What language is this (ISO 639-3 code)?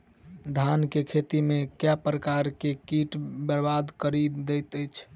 mai